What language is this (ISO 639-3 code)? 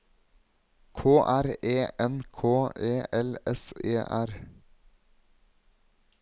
nor